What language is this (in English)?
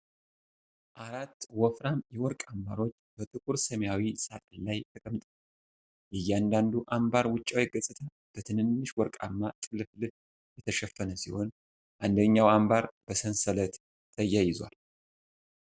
Amharic